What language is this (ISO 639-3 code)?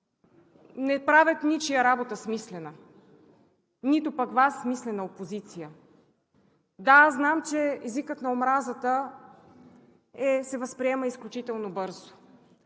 bul